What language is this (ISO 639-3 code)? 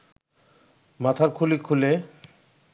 ben